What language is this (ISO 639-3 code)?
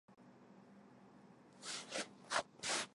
zho